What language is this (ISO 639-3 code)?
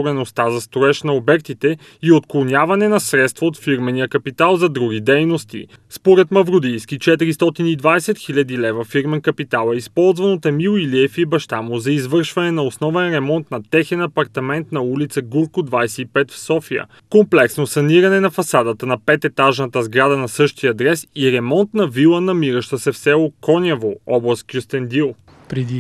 bul